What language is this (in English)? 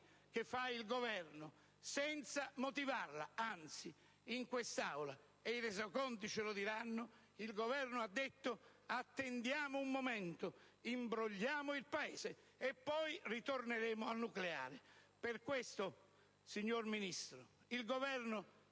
Italian